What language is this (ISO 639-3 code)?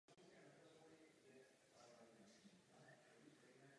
ces